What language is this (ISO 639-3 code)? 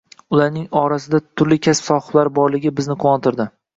uzb